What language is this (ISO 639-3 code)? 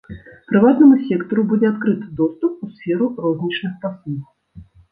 bel